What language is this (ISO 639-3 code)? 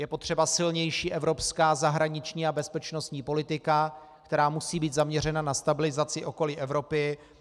ces